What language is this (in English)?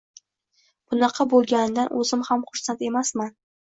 Uzbek